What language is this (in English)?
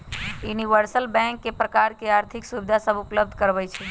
Magahi